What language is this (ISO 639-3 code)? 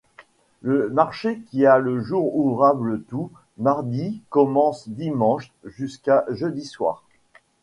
fra